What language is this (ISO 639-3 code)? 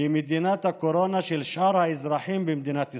heb